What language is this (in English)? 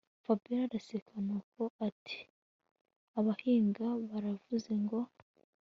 Kinyarwanda